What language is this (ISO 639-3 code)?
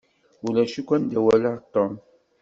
kab